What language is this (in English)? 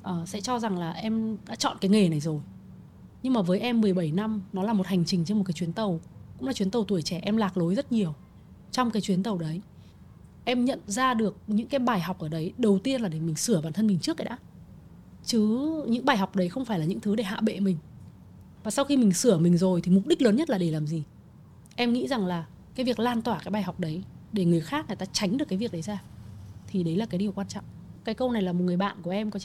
Vietnamese